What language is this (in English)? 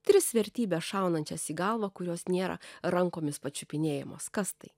Lithuanian